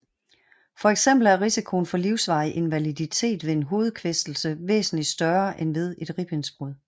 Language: Danish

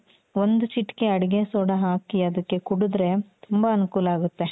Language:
Kannada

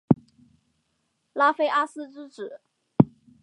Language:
Chinese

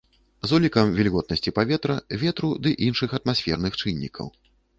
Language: Belarusian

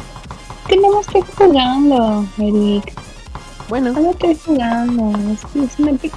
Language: Spanish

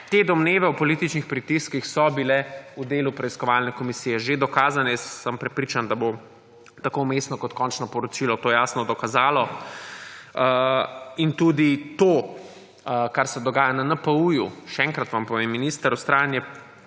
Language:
Slovenian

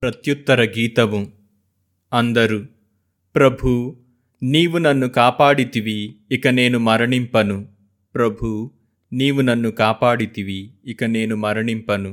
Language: Telugu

